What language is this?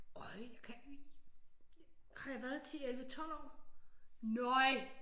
Danish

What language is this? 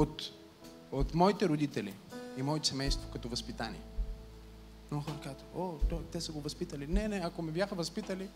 Bulgarian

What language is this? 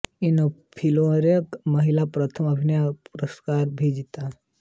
Hindi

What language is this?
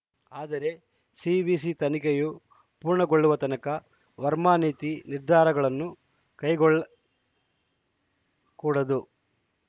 Kannada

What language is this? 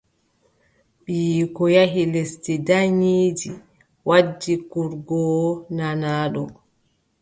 Adamawa Fulfulde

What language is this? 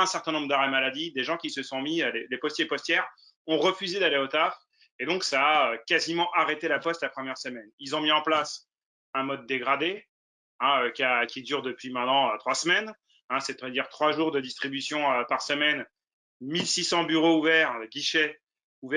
French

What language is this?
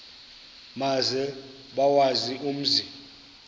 Xhosa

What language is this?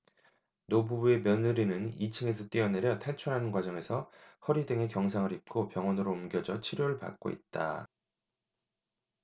Korean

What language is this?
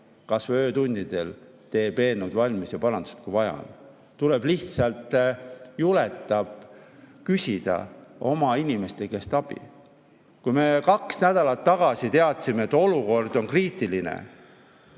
Estonian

